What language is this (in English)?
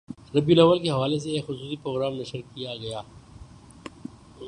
Urdu